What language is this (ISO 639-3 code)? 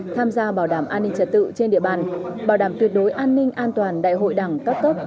vie